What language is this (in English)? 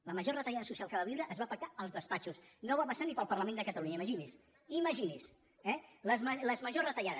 Catalan